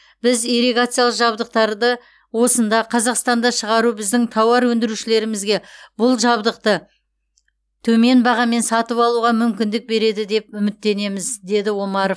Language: Kazakh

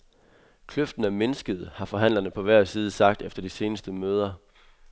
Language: Danish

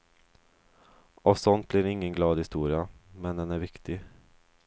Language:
Swedish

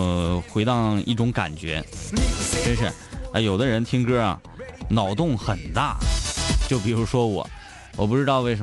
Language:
Chinese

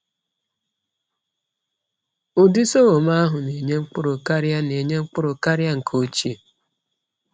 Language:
Igbo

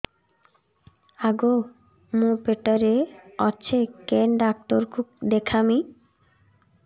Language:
Odia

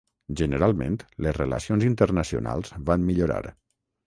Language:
Catalan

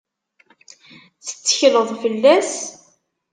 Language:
Kabyle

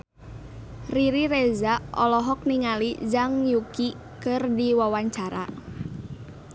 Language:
Sundanese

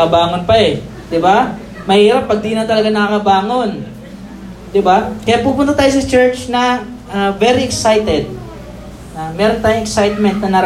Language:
Filipino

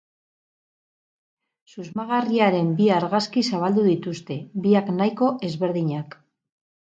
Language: Basque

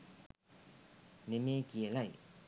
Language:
Sinhala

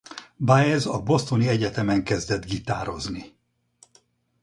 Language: Hungarian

